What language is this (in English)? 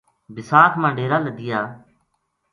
Gujari